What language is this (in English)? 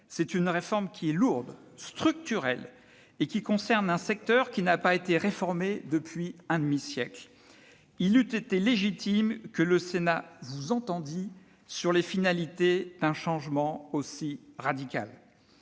French